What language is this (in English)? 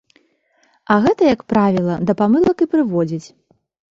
Belarusian